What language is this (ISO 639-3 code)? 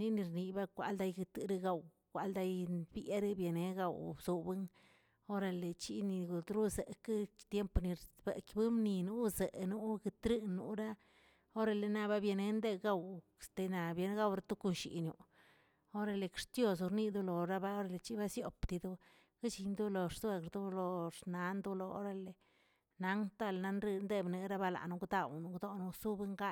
zts